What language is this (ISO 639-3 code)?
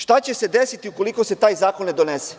srp